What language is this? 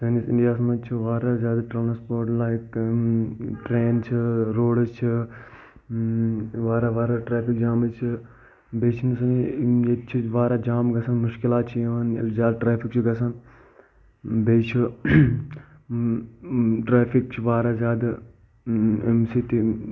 Kashmiri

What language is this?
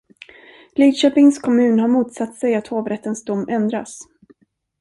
Swedish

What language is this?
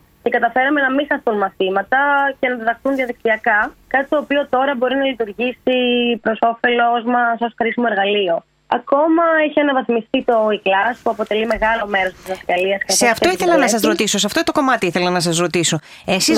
Greek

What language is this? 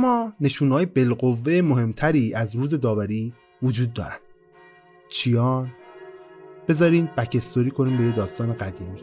Persian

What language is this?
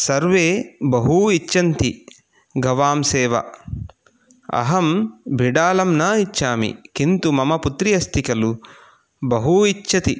Sanskrit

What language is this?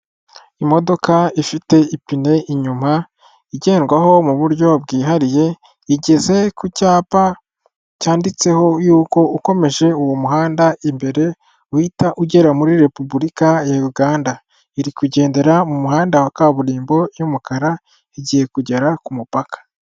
Kinyarwanda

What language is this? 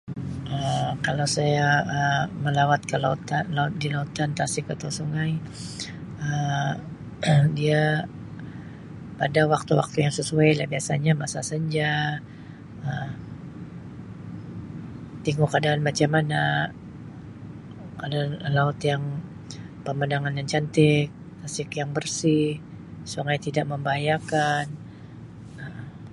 Sabah Malay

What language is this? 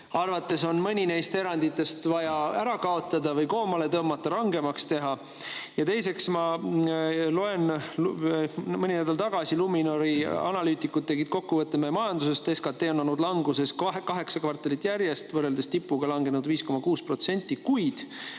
Estonian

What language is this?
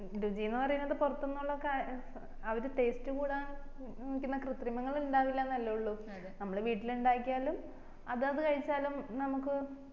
Malayalam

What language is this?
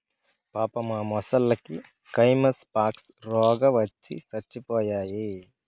Telugu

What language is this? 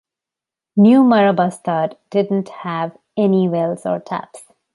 English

